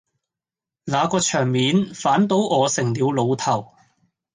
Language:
Cantonese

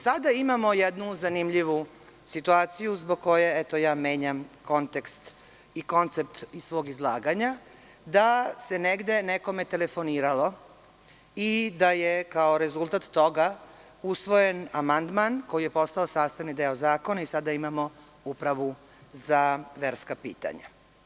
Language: Serbian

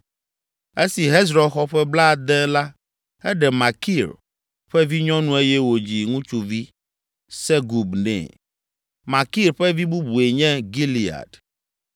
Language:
Ewe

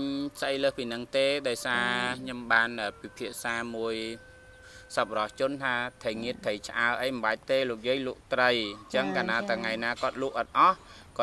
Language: Vietnamese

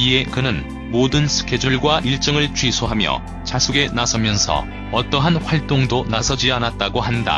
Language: Korean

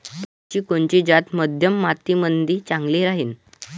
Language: Marathi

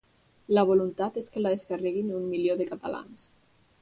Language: Catalan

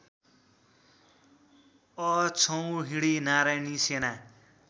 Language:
Nepali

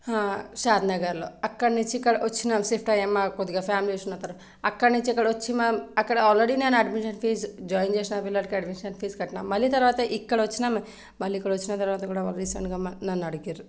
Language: Telugu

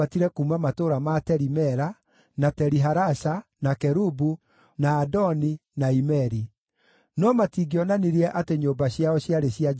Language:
Kikuyu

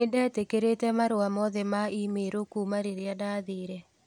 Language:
Kikuyu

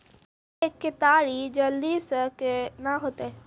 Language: Maithili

